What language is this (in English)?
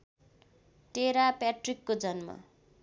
Nepali